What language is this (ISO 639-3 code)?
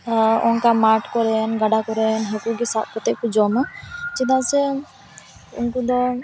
sat